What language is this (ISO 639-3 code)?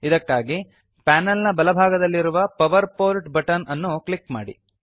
kan